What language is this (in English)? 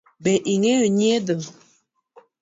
Luo (Kenya and Tanzania)